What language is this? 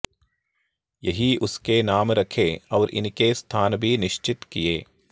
Sanskrit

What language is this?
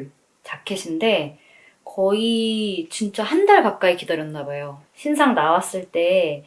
Korean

